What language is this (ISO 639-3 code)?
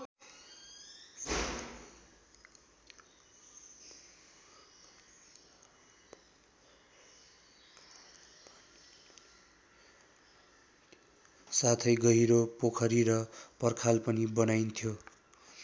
nep